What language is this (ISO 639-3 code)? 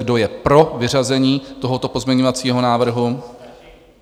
ces